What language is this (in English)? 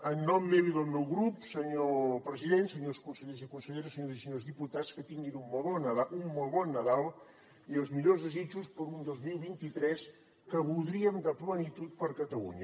Catalan